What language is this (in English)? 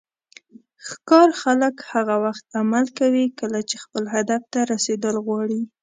Pashto